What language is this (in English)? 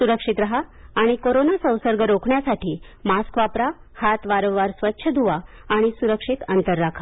Marathi